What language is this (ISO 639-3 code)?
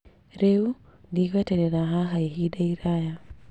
kik